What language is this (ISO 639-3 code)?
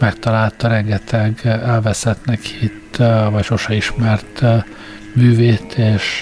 hun